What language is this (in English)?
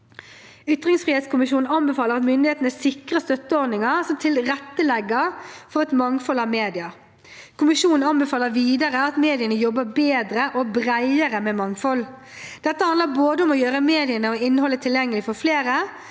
Norwegian